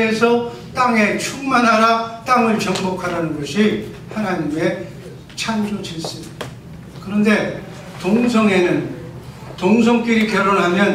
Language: Korean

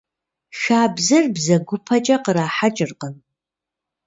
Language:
Kabardian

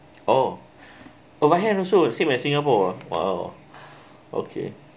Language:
English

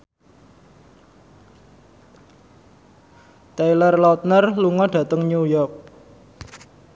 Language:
Javanese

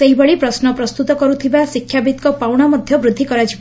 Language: Odia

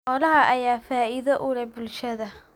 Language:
Somali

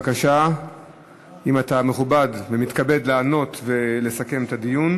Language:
Hebrew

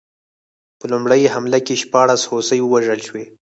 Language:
Pashto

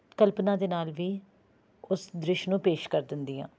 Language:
Punjabi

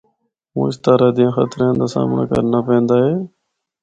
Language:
Northern Hindko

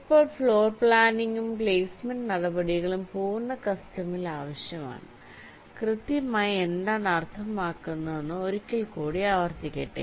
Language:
Malayalam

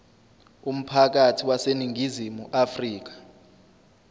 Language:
Zulu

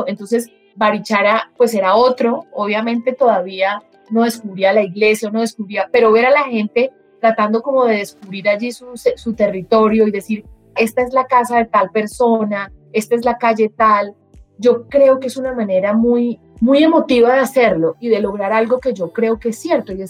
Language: Spanish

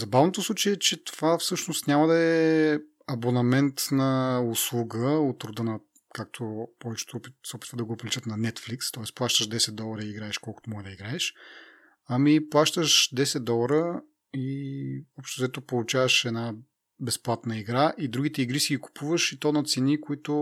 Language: Bulgarian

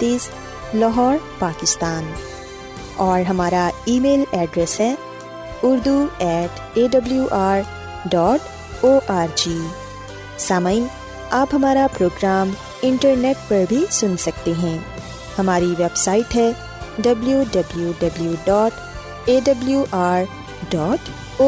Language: Urdu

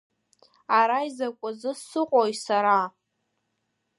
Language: Abkhazian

